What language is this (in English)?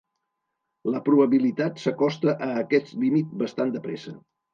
Catalan